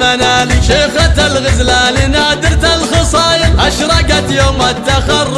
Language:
Arabic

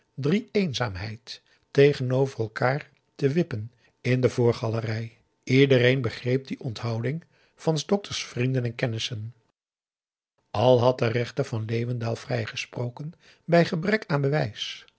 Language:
Dutch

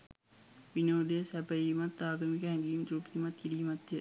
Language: Sinhala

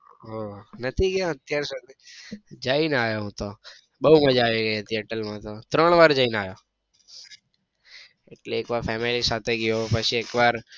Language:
Gujarati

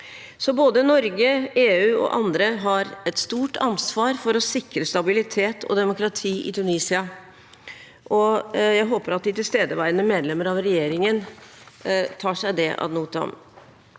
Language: Norwegian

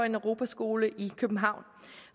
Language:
Danish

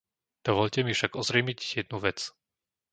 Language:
Slovak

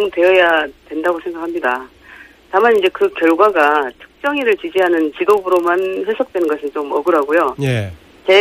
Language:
Korean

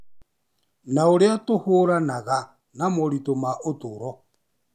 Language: Kikuyu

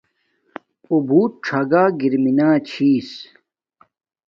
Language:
Domaaki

